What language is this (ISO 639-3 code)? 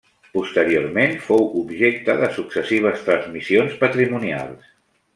cat